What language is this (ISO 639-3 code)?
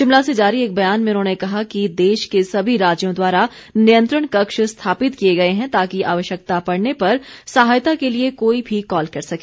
hin